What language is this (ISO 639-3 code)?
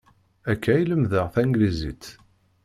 kab